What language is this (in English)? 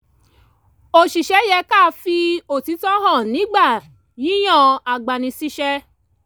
Yoruba